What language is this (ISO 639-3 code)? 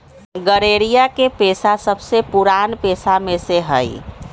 mag